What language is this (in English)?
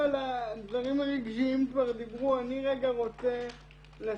Hebrew